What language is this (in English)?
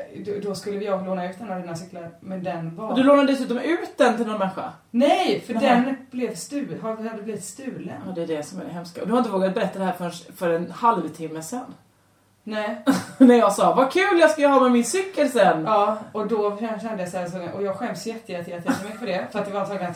Swedish